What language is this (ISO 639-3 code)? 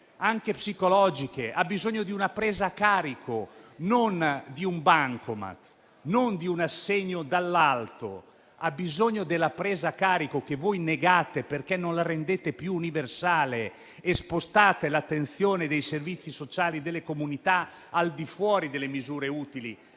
ita